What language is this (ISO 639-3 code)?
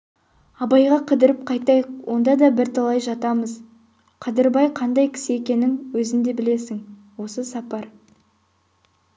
kaz